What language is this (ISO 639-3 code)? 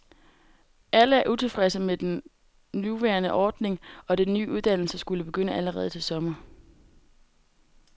dan